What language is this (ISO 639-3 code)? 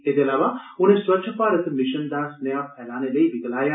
doi